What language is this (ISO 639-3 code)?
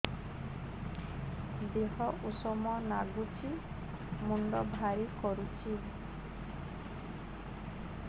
ori